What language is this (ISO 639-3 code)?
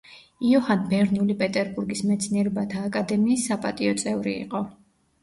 kat